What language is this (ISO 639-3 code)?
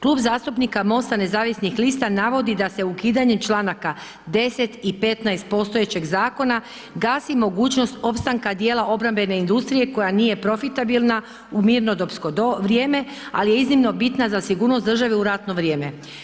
hrv